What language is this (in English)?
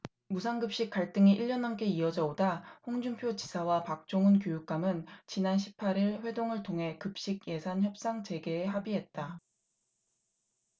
Korean